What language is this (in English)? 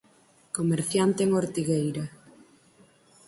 Galician